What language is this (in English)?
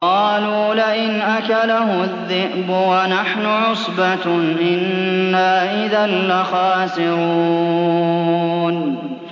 Arabic